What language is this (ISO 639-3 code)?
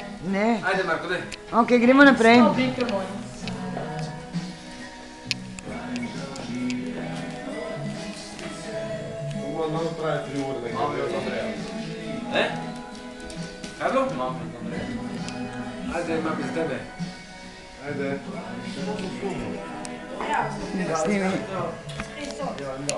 bul